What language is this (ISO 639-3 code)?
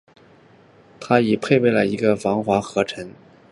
zho